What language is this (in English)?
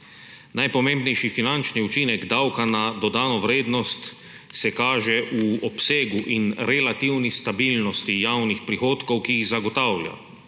Slovenian